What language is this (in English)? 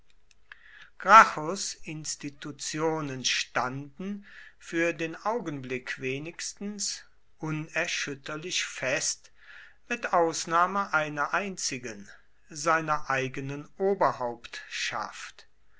German